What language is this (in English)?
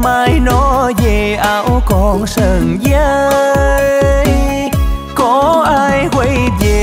Vietnamese